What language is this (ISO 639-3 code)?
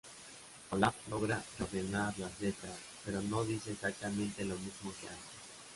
spa